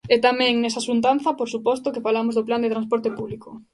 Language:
Galician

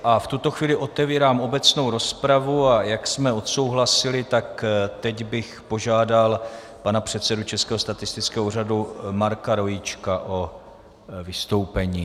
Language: Czech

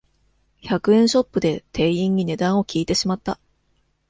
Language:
Japanese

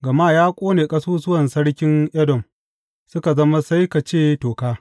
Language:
Hausa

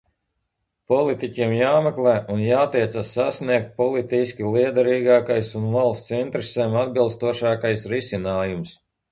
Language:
Latvian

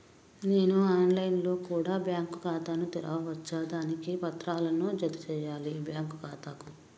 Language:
Telugu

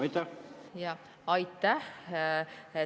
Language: Estonian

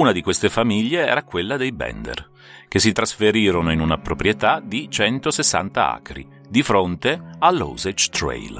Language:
Italian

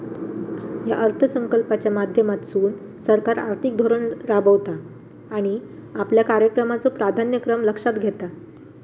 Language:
Marathi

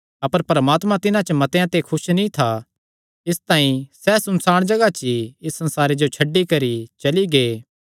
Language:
Kangri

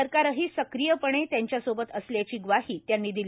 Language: Marathi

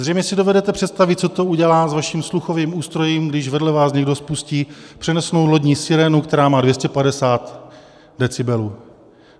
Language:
Czech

